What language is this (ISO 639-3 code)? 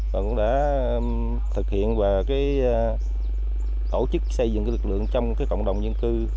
vie